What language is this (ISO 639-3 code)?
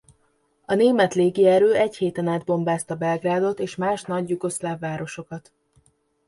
hun